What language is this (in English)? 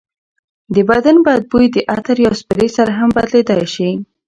Pashto